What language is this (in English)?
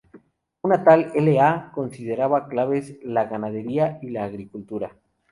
Spanish